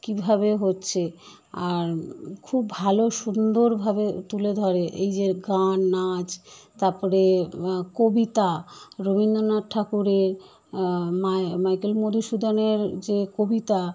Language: Bangla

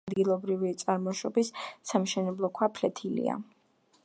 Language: Georgian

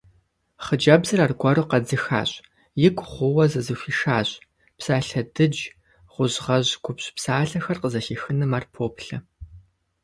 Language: Kabardian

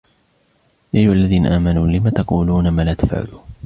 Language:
Arabic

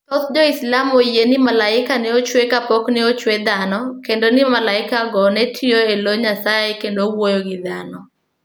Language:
Luo (Kenya and Tanzania)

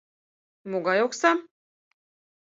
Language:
Mari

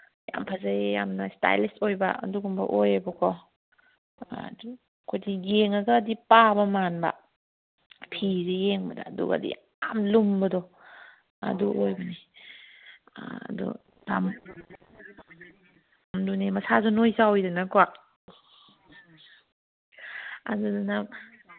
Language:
Manipuri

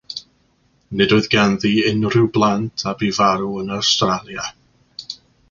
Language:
Welsh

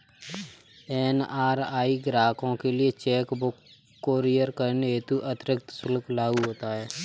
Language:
Hindi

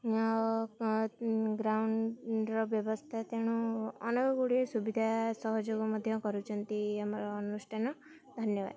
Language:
Odia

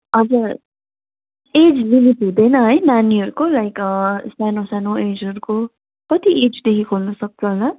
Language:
Nepali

